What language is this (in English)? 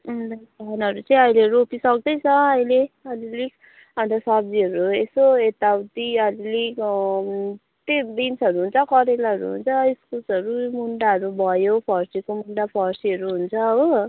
Nepali